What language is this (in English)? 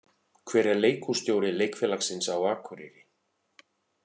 Icelandic